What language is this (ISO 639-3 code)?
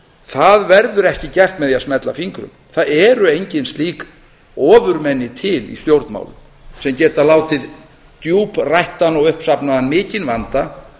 isl